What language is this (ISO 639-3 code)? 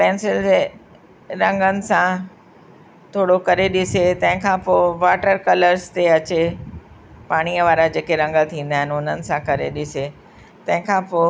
snd